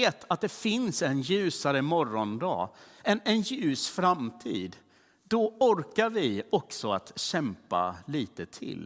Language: Swedish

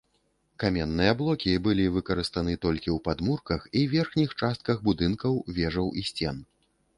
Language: Belarusian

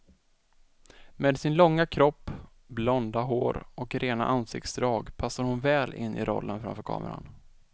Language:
Swedish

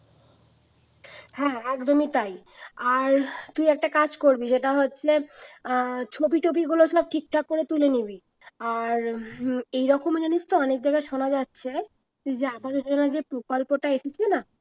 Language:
Bangla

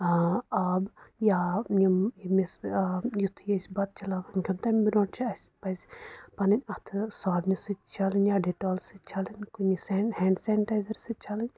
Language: Kashmiri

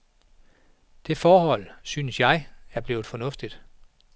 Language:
Danish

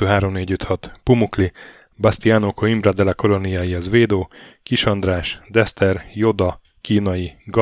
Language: Hungarian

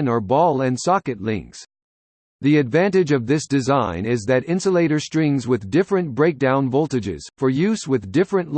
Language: English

